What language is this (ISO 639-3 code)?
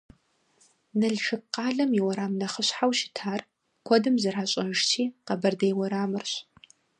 kbd